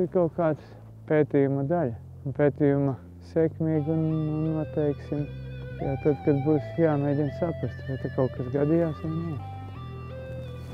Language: Latvian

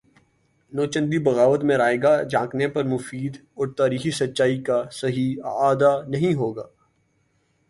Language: Urdu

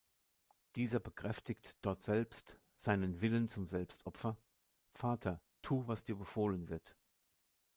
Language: German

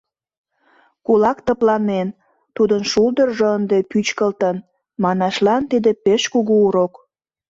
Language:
Mari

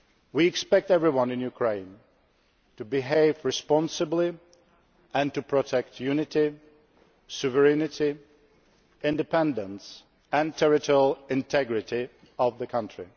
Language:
English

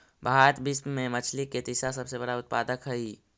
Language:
Magahi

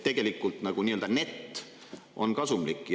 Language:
Estonian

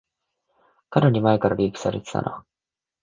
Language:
Japanese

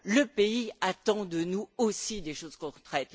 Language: French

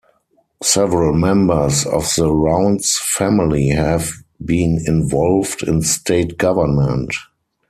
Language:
English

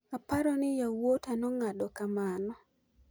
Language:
Luo (Kenya and Tanzania)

